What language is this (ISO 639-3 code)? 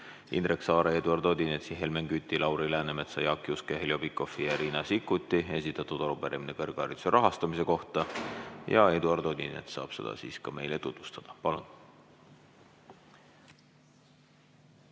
est